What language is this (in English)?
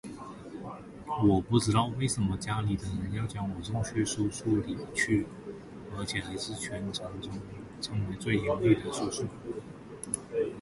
Chinese